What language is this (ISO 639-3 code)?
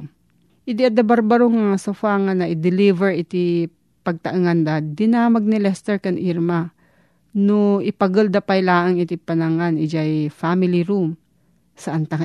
fil